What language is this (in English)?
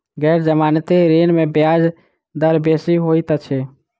Maithili